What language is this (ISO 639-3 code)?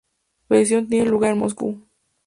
spa